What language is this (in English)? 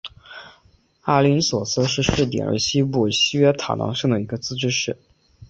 Chinese